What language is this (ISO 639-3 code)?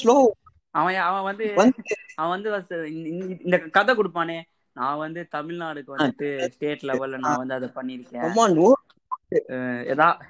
tam